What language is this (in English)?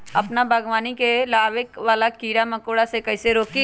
Magahi